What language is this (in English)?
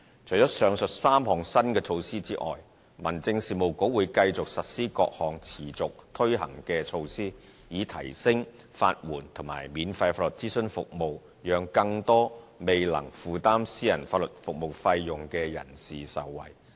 Cantonese